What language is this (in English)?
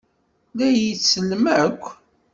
Kabyle